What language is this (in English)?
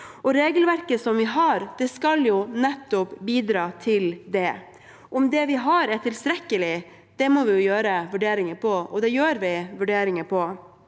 Norwegian